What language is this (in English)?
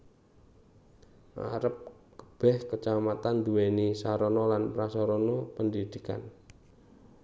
Javanese